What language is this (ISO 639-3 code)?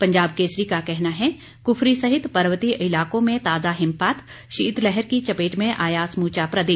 hin